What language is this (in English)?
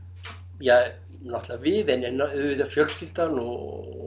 Icelandic